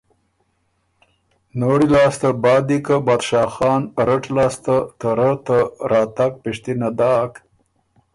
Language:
Ormuri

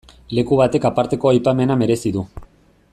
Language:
Basque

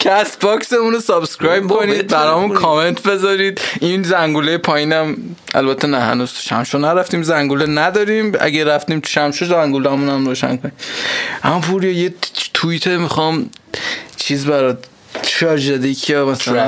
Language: Persian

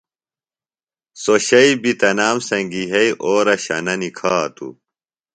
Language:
Phalura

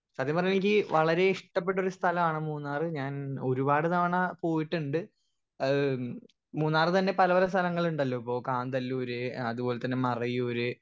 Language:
Malayalam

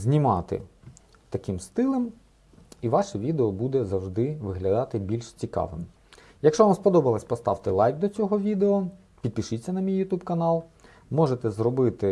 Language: Ukrainian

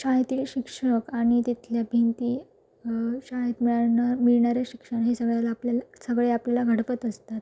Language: Marathi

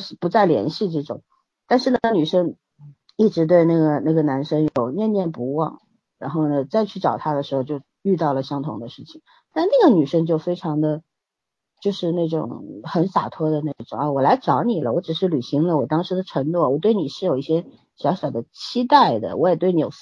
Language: Chinese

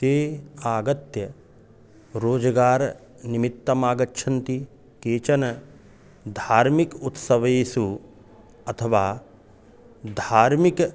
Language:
Sanskrit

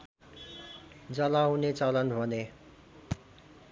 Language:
Nepali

